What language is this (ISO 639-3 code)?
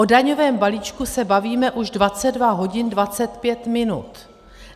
ces